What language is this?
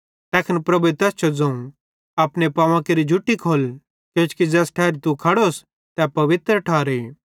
Bhadrawahi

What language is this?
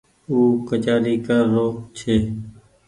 Goaria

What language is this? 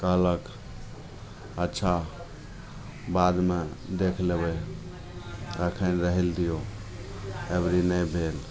Maithili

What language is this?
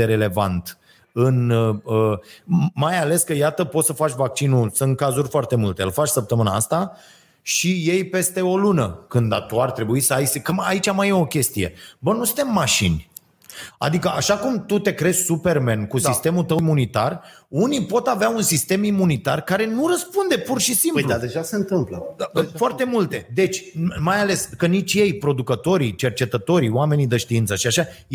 Romanian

